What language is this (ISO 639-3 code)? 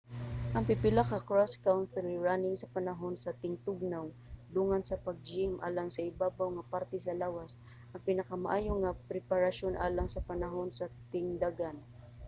ceb